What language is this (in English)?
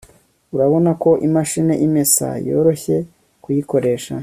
Kinyarwanda